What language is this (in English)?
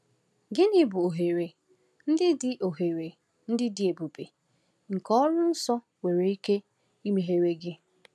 Igbo